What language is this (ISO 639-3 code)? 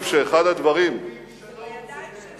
heb